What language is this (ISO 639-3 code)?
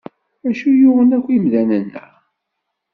kab